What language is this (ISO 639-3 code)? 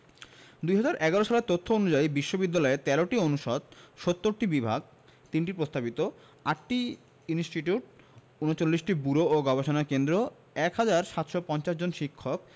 ben